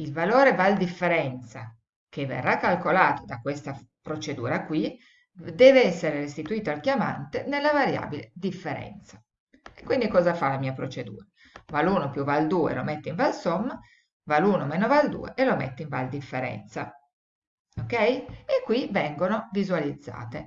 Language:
Italian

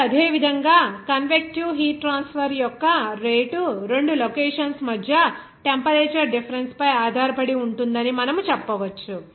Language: Telugu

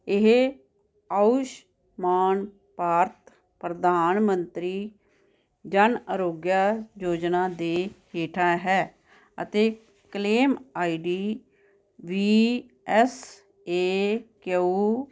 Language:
Punjabi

